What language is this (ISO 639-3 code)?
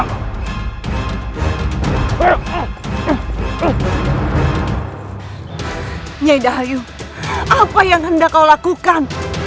ind